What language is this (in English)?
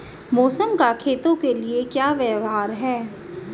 Hindi